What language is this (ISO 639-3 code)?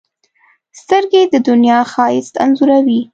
pus